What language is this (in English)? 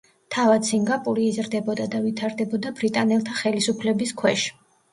Georgian